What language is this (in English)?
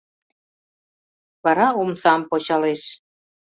Mari